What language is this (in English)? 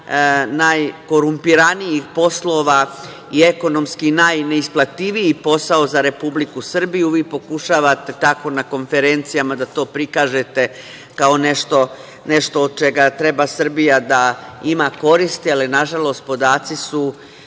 Serbian